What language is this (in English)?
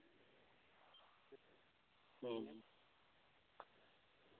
Santali